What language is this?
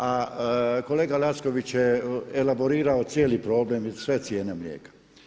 Croatian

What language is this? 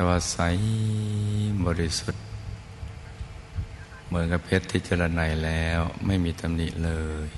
Thai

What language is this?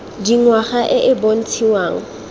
Tswana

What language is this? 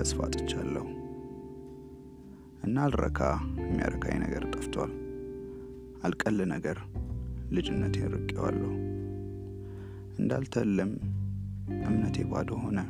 Amharic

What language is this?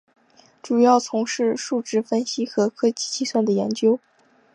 Chinese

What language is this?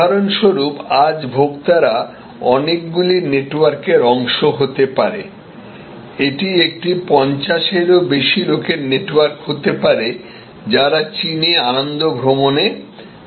Bangla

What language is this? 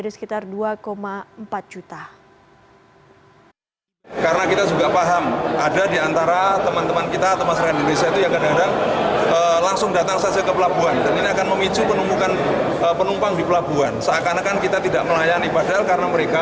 Indonesian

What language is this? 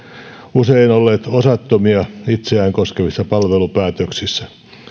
Finnish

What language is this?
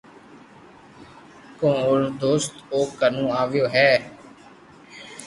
Loarki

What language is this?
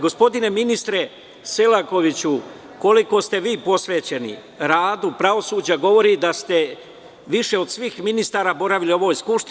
Serbian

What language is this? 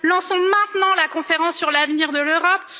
French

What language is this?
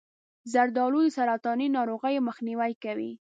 Pashto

